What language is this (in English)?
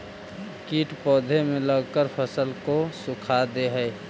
Magahi